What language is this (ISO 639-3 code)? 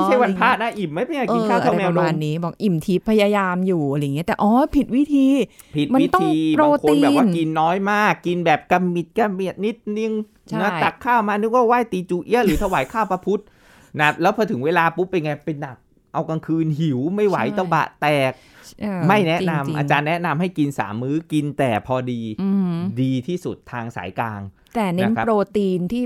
tha